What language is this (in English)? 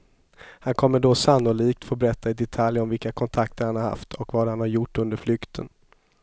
Swedish